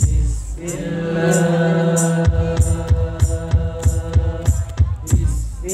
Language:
Arabic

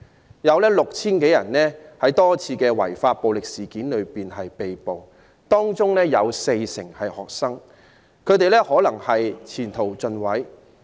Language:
Cantonese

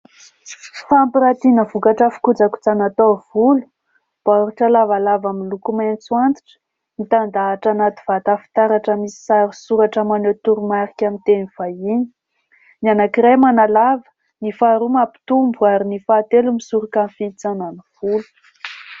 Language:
Malagasy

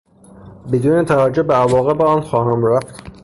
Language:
Persian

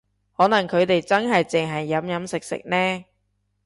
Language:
Cantonese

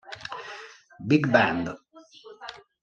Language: Italian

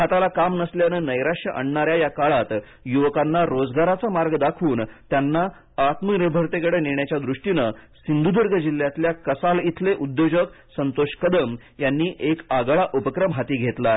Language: Marathi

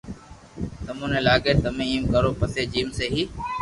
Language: Loarki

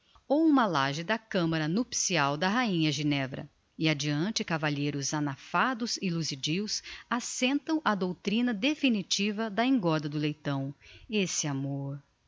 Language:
Portuguese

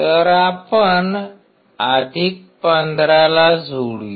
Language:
Marathi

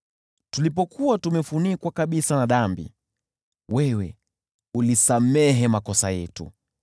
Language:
Swahili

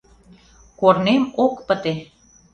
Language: Mari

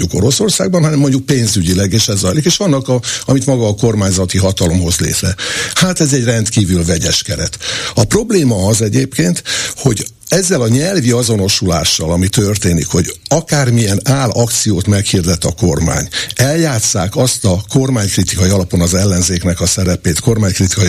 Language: Hungarian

